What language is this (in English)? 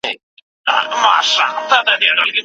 Pashto